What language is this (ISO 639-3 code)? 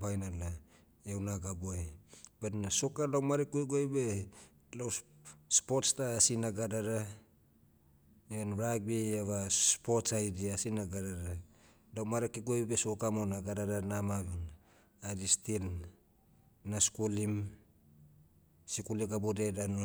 meu